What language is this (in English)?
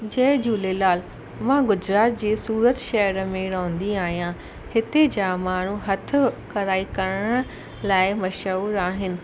Sindhi